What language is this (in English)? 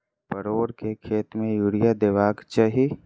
Maithili